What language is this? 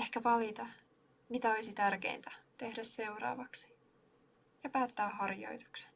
Finnish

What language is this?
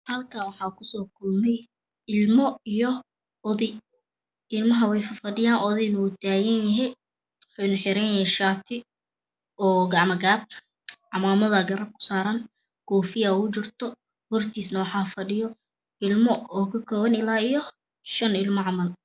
Somali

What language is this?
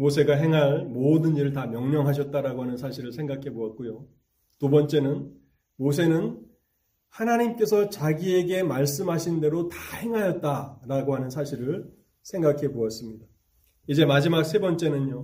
Korean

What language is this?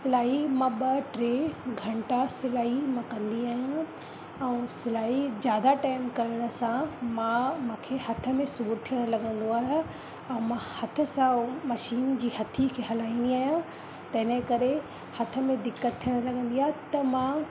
Sindhi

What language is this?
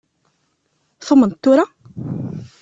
Kabyle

